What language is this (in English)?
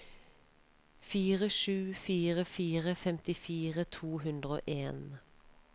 Norwegian